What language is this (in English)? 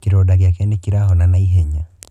Kikuyu